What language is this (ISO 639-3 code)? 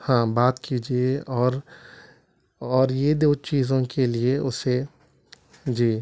urd